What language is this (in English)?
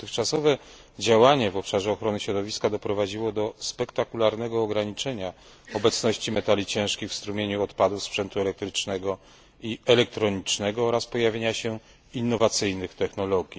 Polish